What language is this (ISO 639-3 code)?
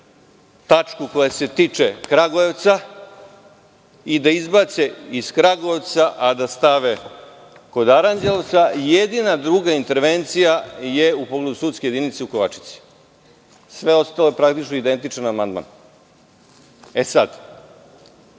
srp